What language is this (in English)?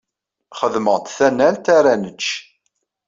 Kabyle